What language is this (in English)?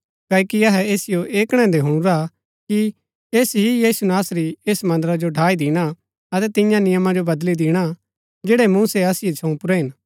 Gaddi